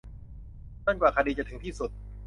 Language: Thai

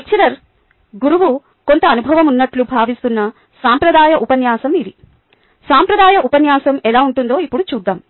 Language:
Telugu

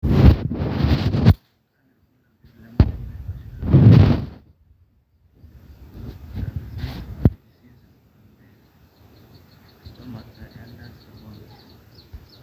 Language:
Masai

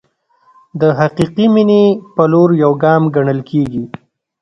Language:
Pashto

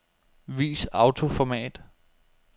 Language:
Danish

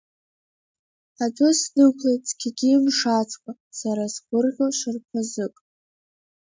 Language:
Abkhazian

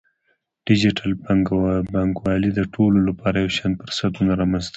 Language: Pashto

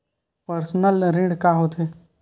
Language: Chhattisgarhi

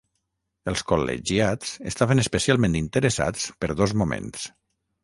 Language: Catalan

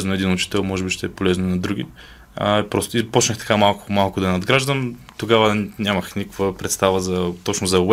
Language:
Bulgarian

